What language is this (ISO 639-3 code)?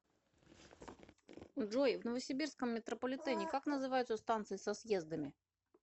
rus